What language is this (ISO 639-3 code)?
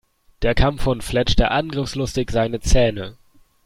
deu